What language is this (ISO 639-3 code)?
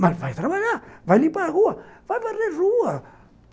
por